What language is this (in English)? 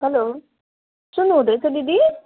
Nepali